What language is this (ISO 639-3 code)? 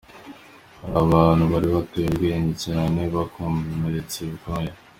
kin